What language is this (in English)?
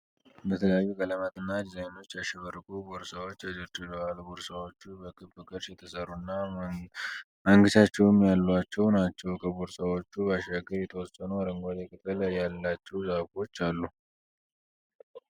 Amharic